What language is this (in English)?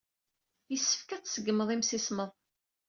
Kabyle